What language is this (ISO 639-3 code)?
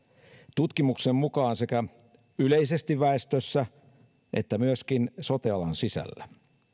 fin